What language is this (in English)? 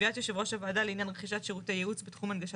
Hebrew